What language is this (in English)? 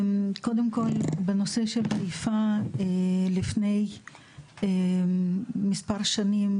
Hebrew